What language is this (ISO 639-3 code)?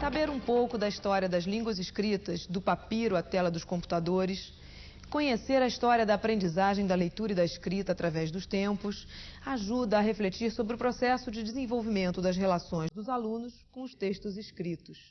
por